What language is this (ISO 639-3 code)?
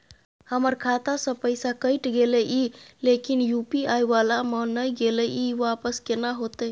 mai